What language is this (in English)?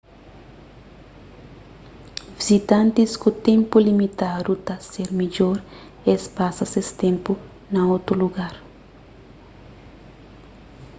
Kabuverdianu